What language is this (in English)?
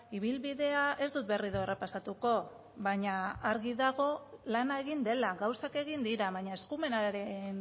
Basque